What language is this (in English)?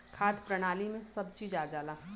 Bhojpuri